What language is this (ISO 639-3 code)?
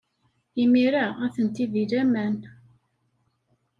kab